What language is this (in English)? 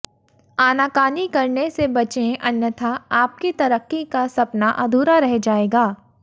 Hindi